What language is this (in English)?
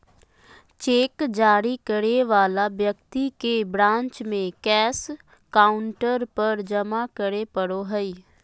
Magahi